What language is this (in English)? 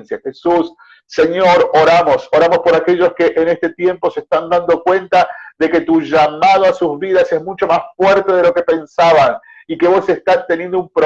Spanish